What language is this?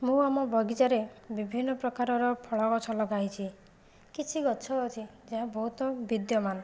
Odia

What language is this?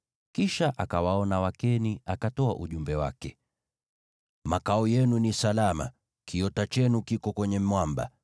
Swahili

